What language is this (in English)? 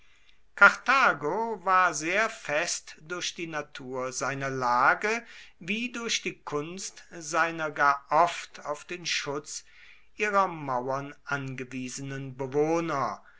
German